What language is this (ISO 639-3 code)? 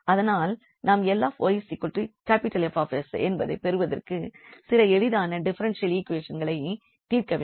tam